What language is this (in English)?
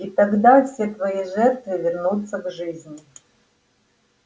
Russian